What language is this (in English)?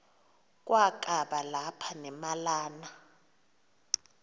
Xhosa